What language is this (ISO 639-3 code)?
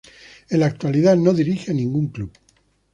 spa